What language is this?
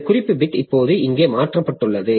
Tamil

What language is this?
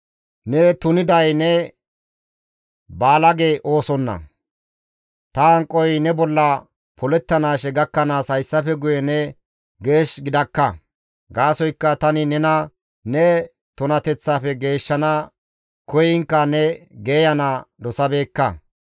Gamo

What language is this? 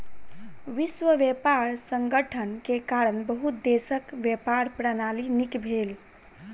Maithili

